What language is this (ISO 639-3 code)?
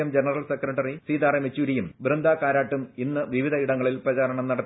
mal